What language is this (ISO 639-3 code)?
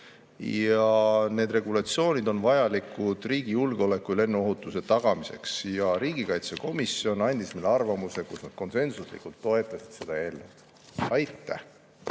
est